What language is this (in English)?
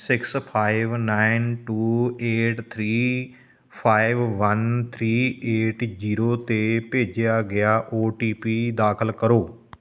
Punjabi